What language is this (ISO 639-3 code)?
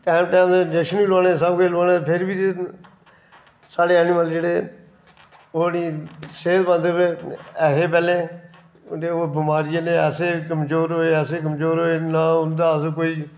doi